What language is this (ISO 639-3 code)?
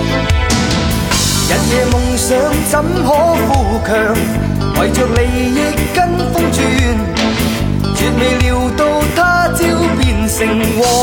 zho